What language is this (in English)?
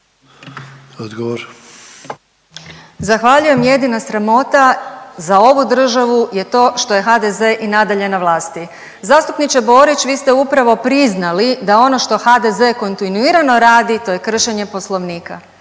Croatian